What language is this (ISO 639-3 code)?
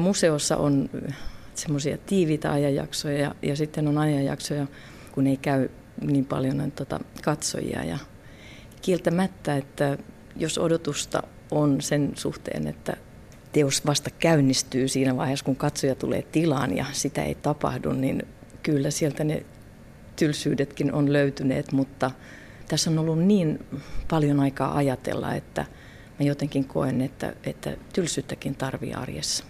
fin